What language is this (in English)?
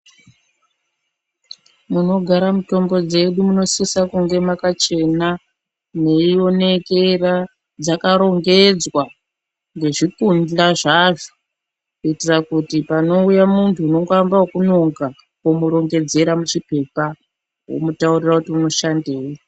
Ndau